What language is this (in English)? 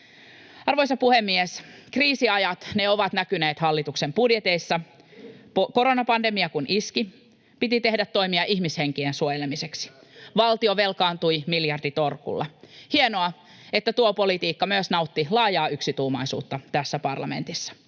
Finnish